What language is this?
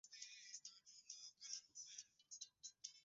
Swahili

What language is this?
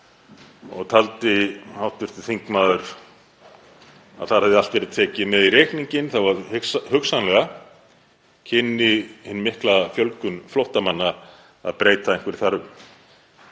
Icelandic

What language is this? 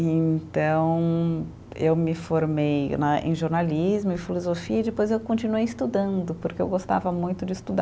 Portuguese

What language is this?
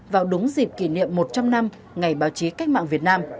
Vietnamese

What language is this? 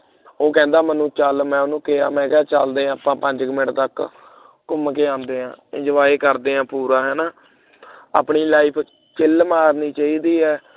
Punjabi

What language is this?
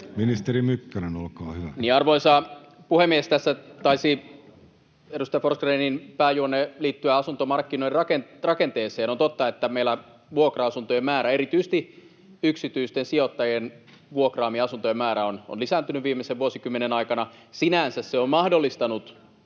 Finnish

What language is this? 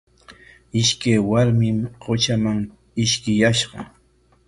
Corongo Ancash Quechua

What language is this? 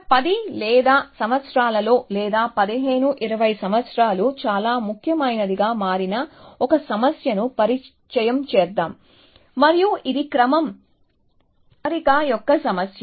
Telugu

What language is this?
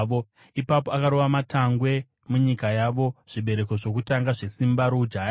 Shona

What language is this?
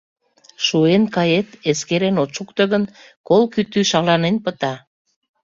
Mari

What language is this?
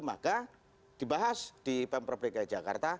Indonesian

